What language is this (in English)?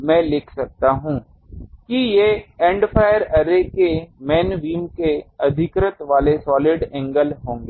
Hindi